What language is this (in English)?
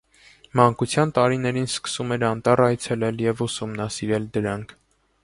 Armenian